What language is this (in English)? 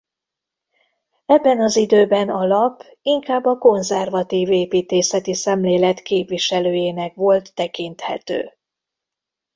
Hungarian